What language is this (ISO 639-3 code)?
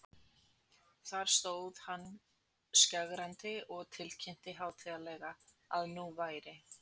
isl